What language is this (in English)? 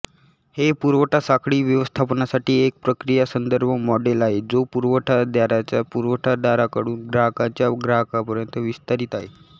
Marathi